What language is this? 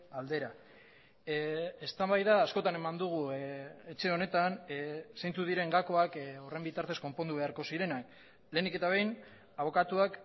Basque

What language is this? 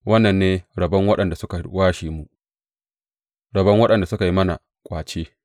Hausa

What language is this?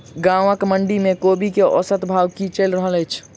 Maithili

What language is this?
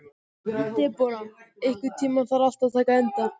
Icelandic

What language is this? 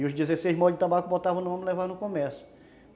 Portuguese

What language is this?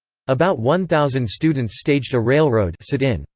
English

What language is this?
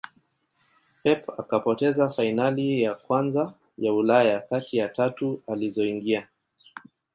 Swahili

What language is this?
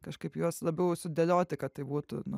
Lithuanian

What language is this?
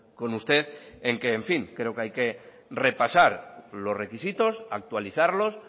Spanish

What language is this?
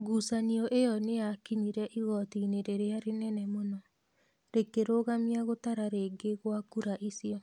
Kikuyu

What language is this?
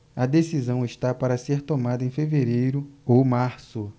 Portuguese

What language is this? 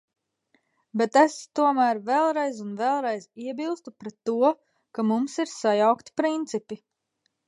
Latvian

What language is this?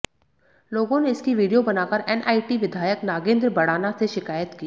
Hindi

